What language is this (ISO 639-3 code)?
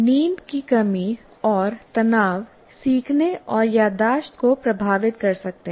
hin